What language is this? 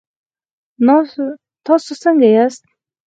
Pashto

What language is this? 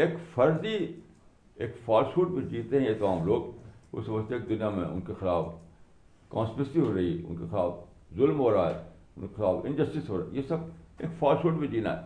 Urdu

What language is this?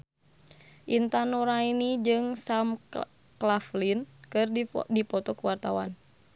Sundanese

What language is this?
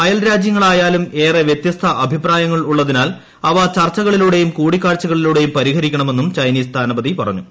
Malayalam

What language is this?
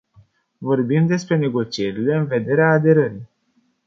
Romanian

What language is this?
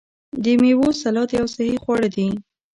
Pashto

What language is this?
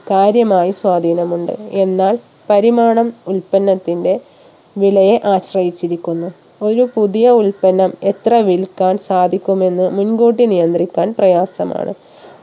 Malayalam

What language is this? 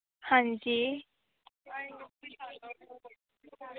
Dogri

